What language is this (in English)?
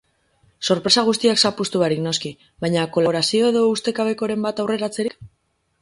Basque